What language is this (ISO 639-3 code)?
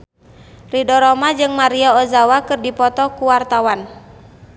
sun